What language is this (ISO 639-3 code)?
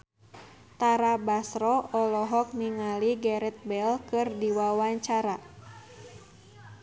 sun